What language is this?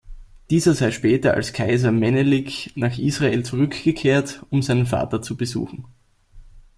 German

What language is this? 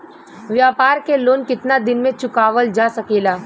Bhojpuri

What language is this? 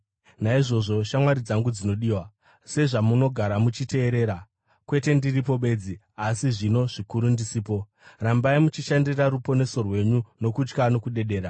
Shona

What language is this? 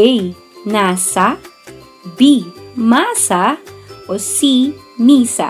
Filipino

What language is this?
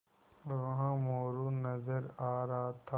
Hindi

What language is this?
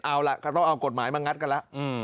Thai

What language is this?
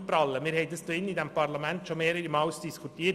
Swiss German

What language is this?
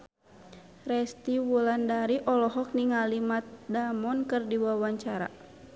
Sundanese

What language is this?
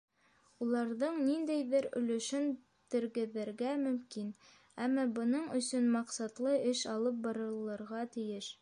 Bashkir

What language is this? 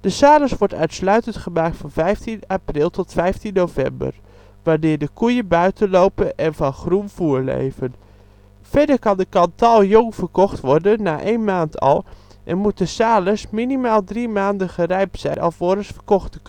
Dutch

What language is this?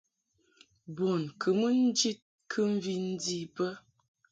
Mungaka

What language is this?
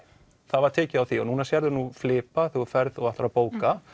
Icelandic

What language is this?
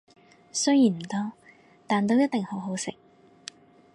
Cantonese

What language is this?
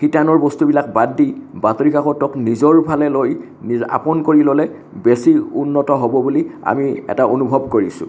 Assamese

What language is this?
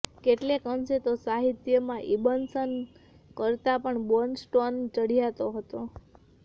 Gujarati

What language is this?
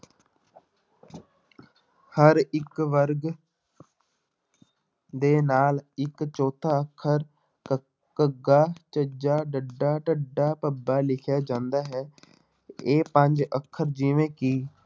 Punjabi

